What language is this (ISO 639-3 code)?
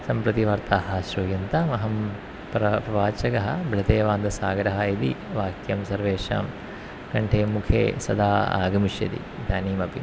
san